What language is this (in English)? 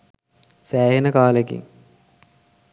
Sinhala